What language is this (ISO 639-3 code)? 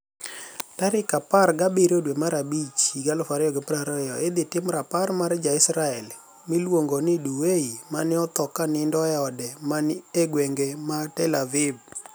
luo